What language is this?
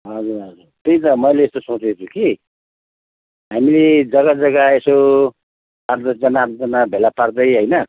Nepali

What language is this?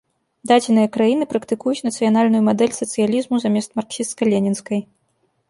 Belarusian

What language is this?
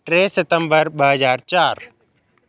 Sindhi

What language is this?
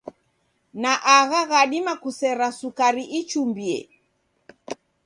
Taita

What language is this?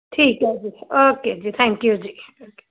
Punjabi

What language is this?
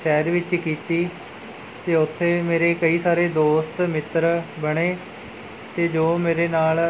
Punjabi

